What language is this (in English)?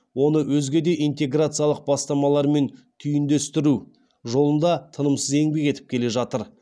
Kazakh